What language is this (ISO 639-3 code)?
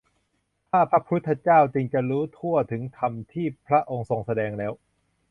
tha